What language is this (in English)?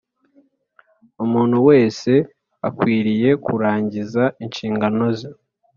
Kinyarwanda